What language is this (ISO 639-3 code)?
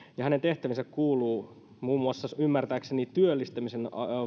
fin